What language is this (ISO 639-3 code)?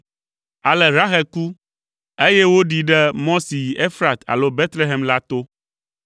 ewe